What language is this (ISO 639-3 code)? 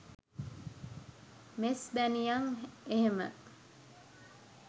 sin